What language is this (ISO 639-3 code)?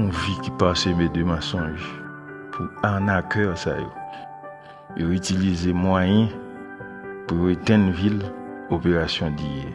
fra